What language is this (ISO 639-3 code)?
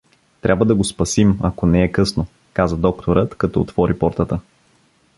bul